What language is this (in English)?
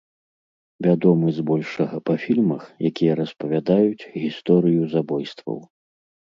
Belarusian